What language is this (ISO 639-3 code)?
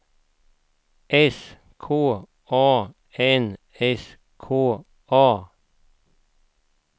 swe